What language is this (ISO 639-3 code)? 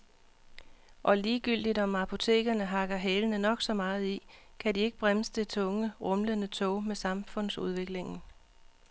dan